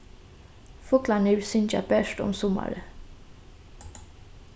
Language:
Faroese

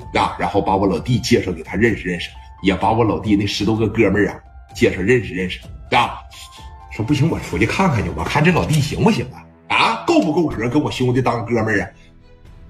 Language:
Chinese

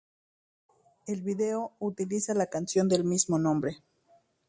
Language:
Spanish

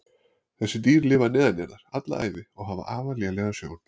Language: Icelandic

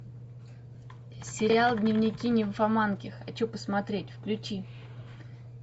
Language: Russian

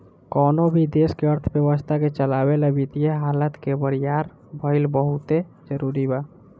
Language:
Bhojpuri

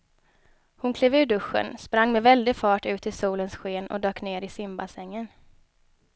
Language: Swedish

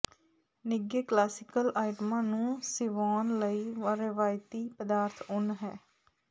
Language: Punjabi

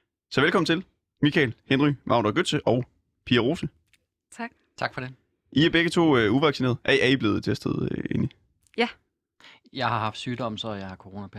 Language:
Danish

